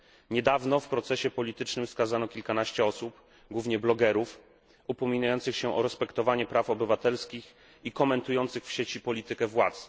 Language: Polish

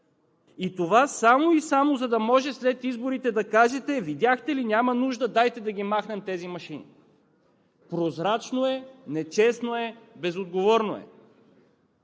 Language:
Bulgarian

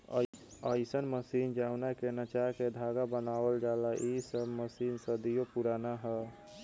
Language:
Bhojpuri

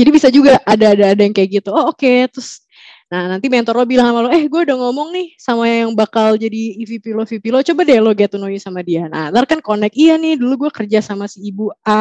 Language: Indonesian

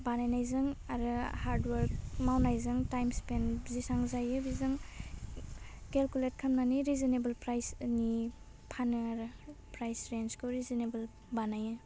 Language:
Bodo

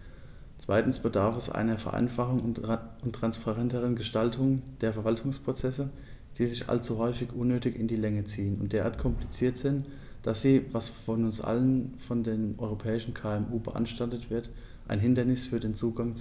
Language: German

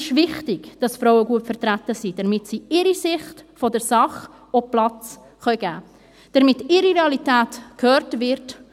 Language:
Swiss German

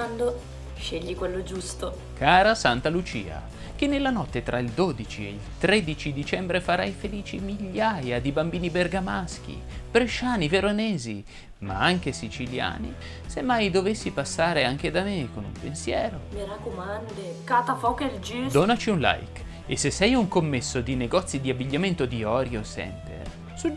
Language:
Italian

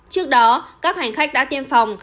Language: Vietnamese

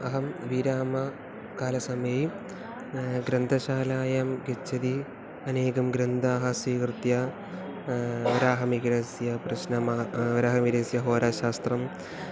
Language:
Sanskrit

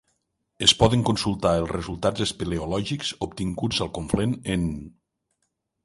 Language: Catalan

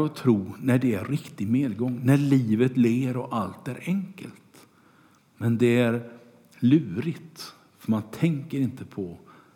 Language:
Swedish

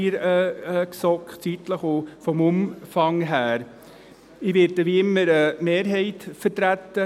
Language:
Swiss German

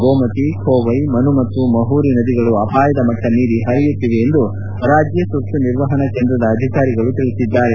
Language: Kannada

